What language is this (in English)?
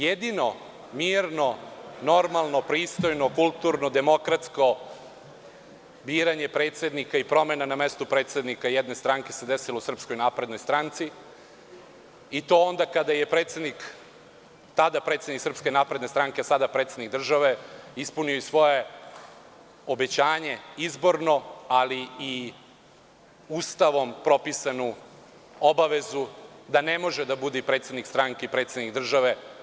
Serbian